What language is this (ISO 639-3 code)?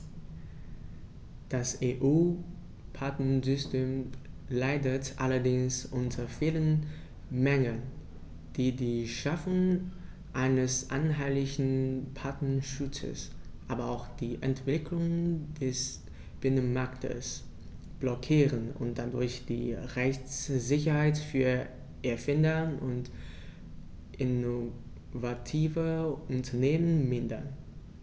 deu